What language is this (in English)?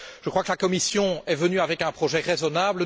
French